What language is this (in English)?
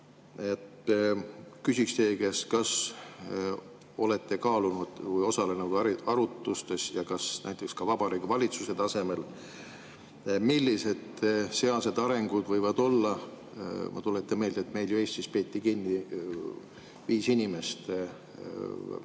Estonian